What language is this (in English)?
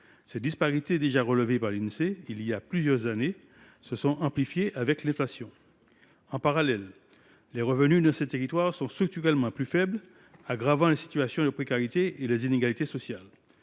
French